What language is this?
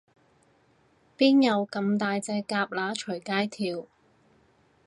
Cantonese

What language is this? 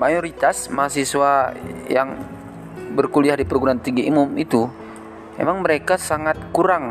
Indonesian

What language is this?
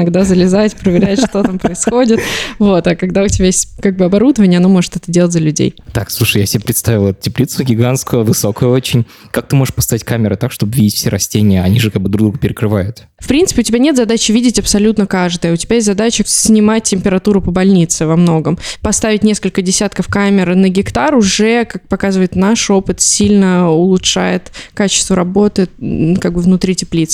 Russian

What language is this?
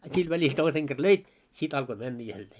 Finnish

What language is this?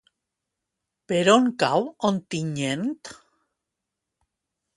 Catalan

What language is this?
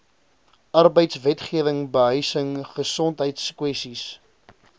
Afrikaans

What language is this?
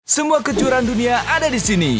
Indonesian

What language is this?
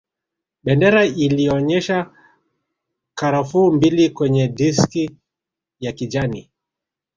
Swahili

